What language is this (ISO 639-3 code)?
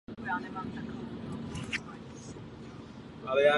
ces